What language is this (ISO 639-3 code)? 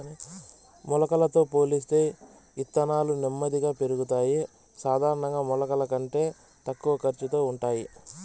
tel